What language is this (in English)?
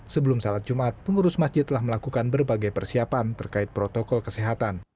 Indonesian